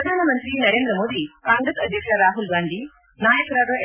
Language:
Kannada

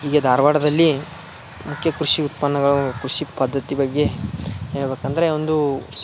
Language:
Kannada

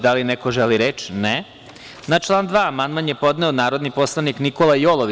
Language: Serbian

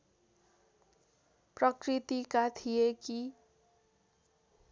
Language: Nepali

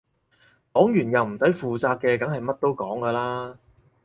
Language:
Cantonese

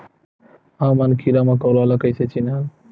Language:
Chhattisgarhi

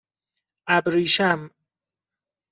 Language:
Persian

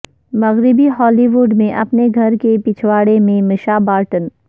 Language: Urdu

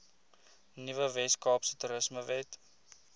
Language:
Afrikaans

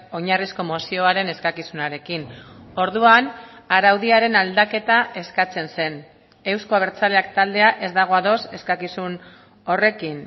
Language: Basque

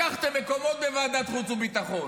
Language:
Hebrew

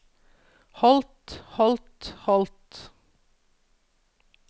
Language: Norwegian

